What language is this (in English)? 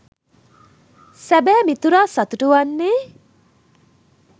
Sinhala